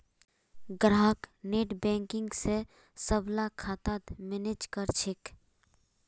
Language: Magahi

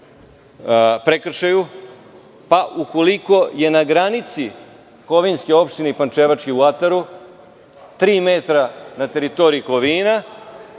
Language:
Serbian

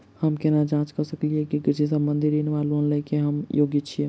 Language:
Maithili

